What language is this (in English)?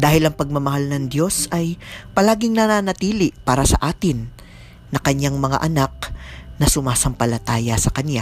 Filipino